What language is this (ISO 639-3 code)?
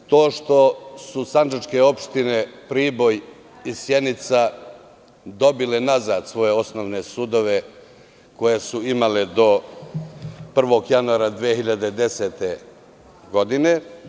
srp